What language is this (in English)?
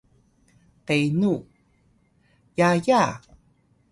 Atayal